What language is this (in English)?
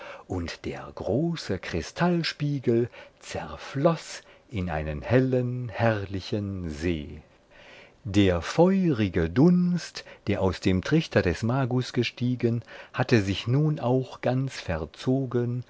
German